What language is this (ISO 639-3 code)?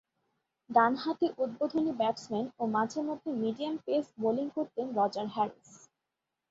ben